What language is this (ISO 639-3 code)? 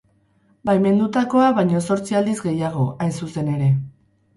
eus